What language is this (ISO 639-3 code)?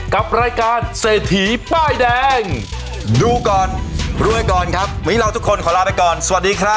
tha